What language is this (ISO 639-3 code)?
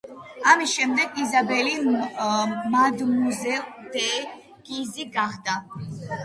kat